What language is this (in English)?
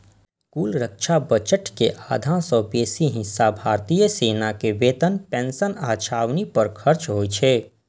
Maithili